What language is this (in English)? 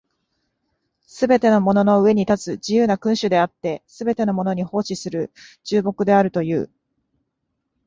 Japanese